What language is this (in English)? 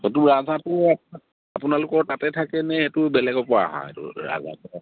Assamese